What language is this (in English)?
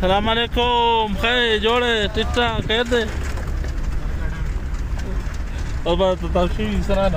Arabic